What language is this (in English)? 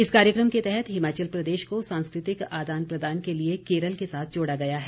Hindi